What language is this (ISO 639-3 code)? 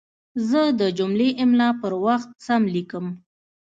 pus